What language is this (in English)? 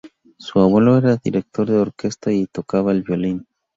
Spanish